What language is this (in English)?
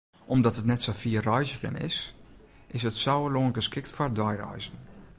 Western Frisian